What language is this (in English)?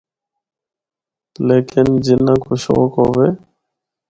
Northern Hindko